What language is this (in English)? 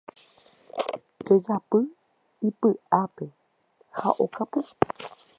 Guarani